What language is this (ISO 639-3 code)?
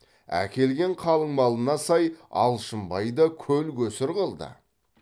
kaz